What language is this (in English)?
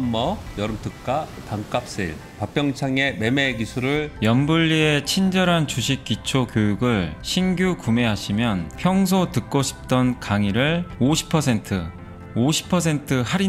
Korean